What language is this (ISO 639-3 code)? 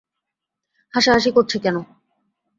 ben